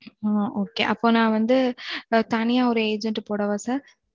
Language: Tamil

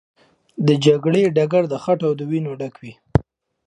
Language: Pashto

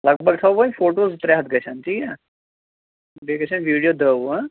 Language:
Kashmiri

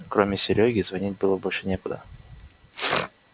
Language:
Russian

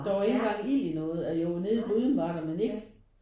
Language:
Danish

